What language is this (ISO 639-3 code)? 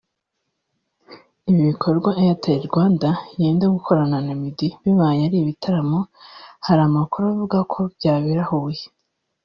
kin